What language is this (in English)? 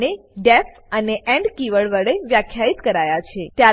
Gujarati